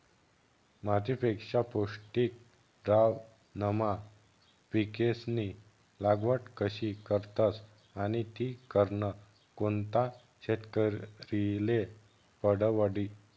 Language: Marathi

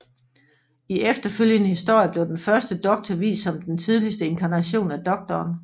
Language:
Danish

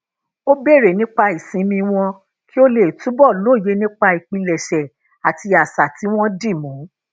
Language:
Yoruba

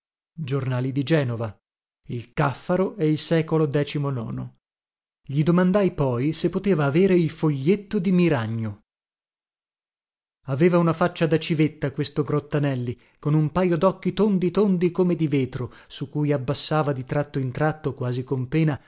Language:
Italian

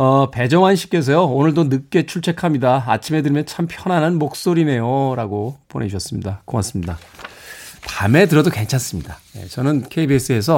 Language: Korean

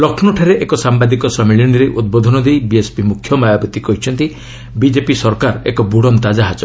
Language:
Odia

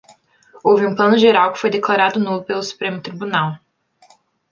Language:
Portuguese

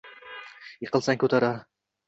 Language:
Uzbek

